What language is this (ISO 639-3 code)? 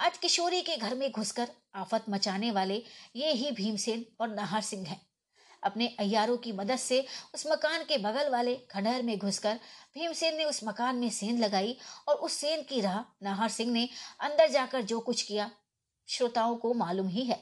hin